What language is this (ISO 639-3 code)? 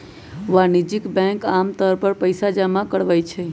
mag